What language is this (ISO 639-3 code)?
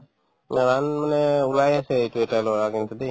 asm